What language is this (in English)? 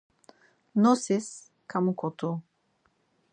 Laz